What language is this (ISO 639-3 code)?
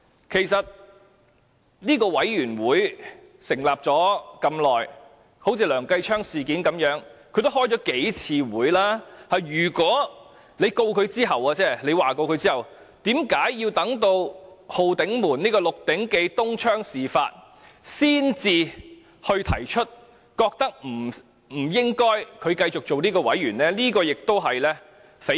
yue